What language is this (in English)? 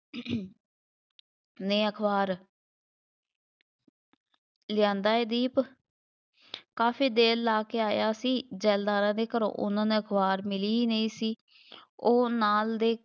Punjabi